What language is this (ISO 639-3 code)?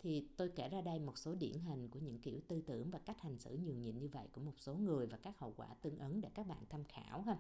vie